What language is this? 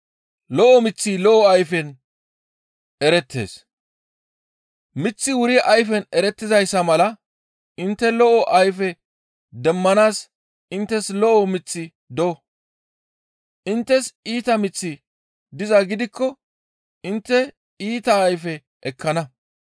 Gamo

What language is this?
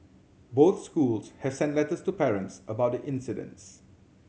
English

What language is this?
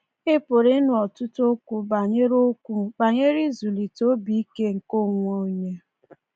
Igbo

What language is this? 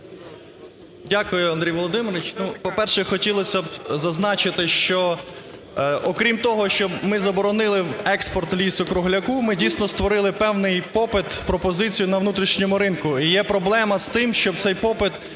Ukrainian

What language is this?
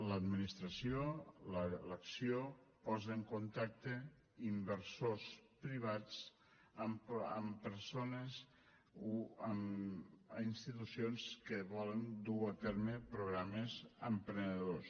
Catalan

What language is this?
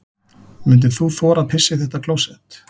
Icelandic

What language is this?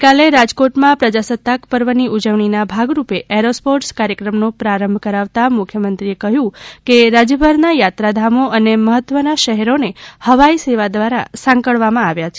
Gujarati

